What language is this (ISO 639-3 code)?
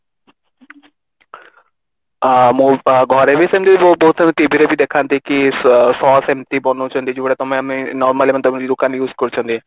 ori